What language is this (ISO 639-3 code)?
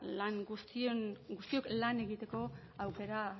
eus